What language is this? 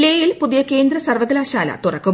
Malayalam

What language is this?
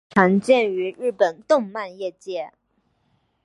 Chinese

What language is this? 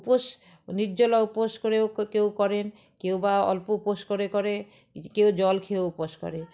Bangla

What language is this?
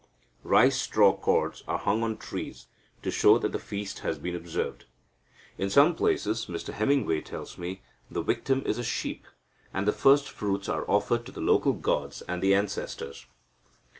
English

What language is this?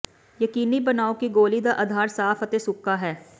Punjabi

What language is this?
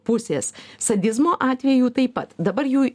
Lithuanian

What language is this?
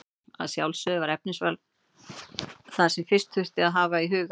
Icelandic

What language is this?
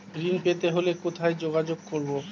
Bangla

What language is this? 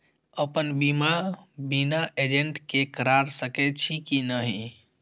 Maithili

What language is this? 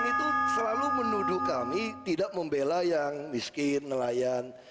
Indonesian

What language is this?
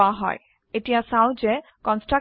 Assamese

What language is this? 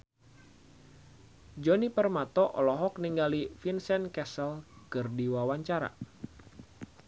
Sundanese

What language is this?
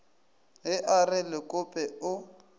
Northern Sotho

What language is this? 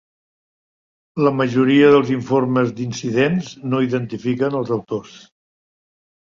Catalan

